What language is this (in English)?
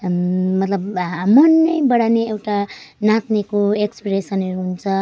Nepali